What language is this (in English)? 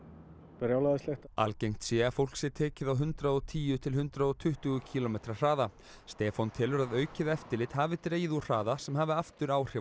Icelandic